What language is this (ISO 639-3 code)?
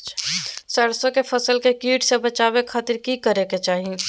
mag